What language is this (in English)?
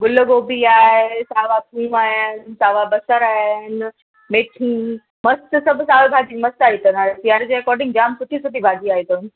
Sindhi